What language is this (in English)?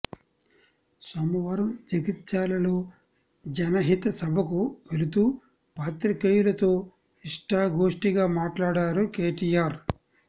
Telugu